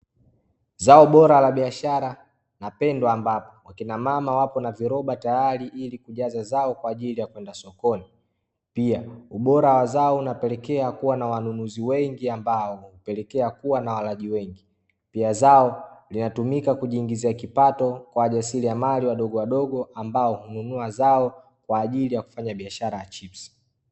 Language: Swahili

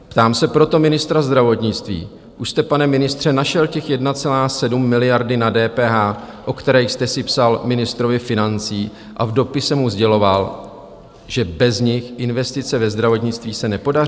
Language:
Czech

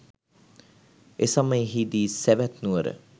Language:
Sinhala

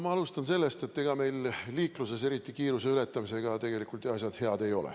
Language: Estonian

